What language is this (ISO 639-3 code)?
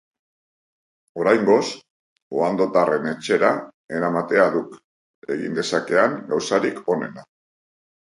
eus